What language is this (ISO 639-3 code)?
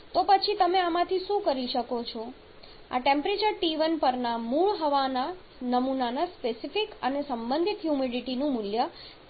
guj